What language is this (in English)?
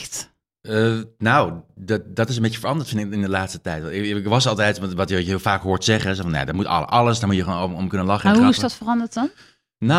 Dutch